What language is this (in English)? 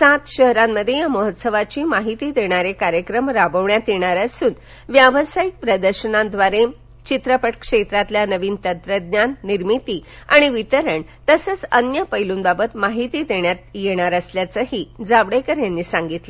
Marathi